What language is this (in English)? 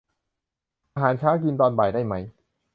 Thai